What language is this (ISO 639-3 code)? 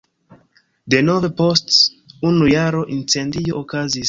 epo